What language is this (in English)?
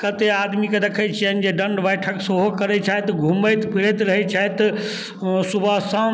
Maithili